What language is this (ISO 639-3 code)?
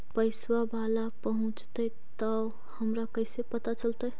mag